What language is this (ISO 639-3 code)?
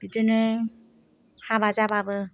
brx